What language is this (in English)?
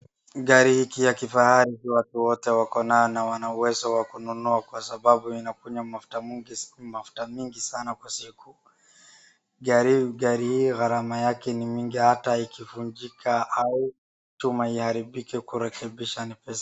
Swahili